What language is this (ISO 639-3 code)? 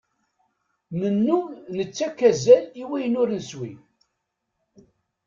kab